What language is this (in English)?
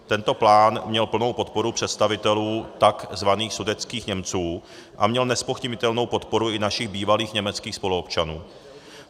Czech